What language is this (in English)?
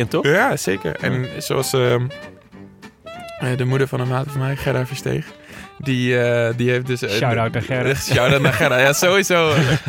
Dutch